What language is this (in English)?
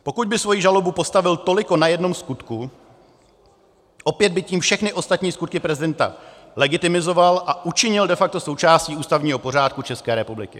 Czech